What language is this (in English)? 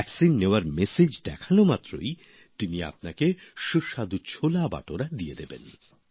Bangla